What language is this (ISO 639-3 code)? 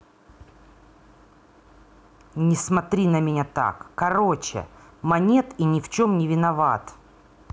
rus